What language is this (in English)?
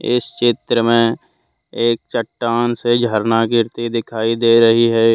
Hindi